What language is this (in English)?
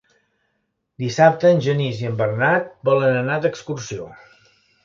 Catalan